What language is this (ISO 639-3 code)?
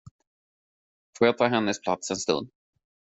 swe